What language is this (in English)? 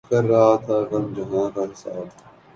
Urdu